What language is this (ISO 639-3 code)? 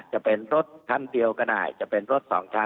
tha